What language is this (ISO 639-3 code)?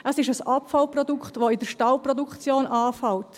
gsw